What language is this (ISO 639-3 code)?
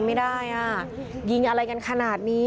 tha